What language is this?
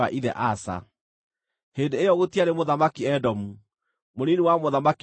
Kikuyu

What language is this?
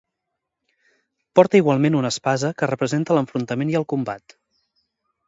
Catalan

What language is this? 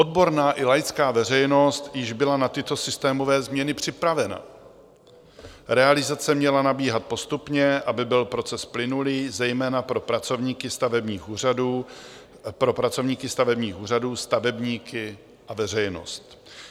Czech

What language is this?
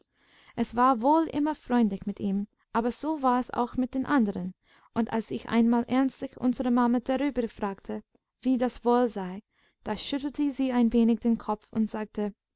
German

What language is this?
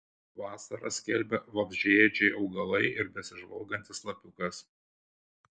Lithuanian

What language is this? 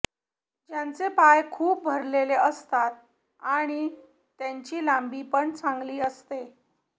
Marathi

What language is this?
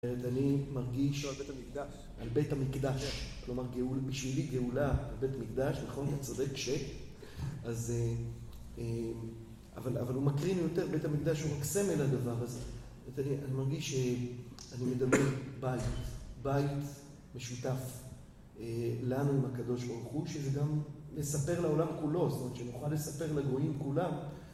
Hebrew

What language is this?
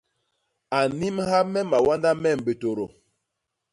Basaa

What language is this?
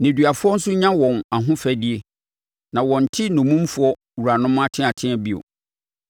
Akan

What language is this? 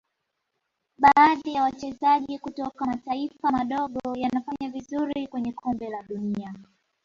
Swahili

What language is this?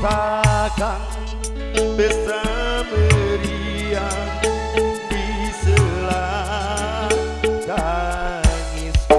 Indonesian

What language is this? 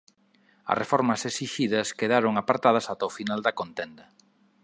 Galician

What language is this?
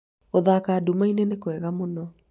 Kikuyu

